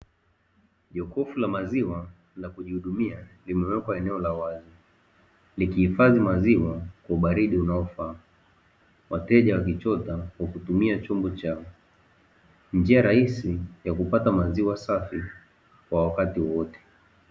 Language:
Swahili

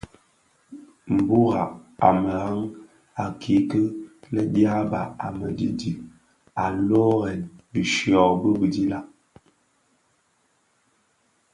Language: Bafia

